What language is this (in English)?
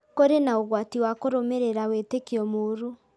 Kikuyu